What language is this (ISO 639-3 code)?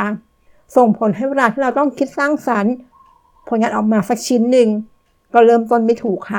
tha